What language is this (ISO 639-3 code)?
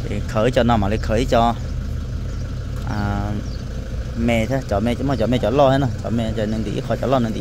tha